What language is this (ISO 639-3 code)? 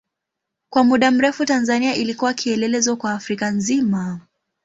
swa